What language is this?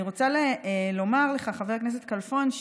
Hebrew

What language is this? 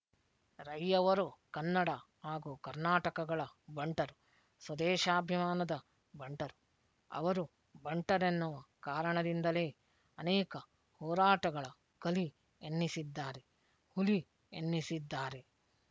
Kannada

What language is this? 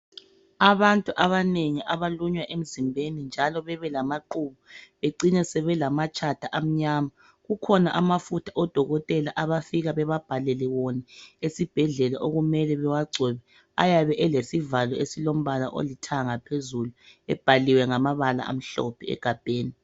North Ndebele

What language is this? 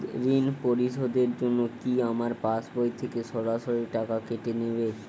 Bangla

